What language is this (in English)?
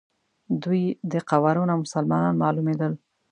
Pashto